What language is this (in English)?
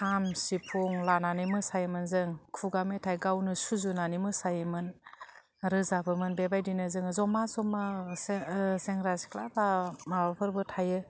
Bodo